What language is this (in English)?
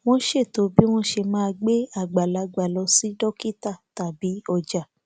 Yoruba